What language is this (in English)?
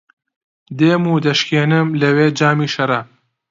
Central Kurdish